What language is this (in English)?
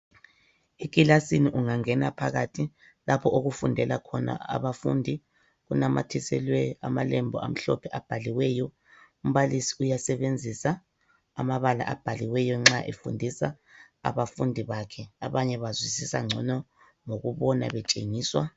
North Ndebele